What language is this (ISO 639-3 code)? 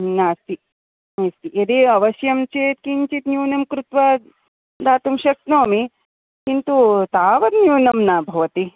san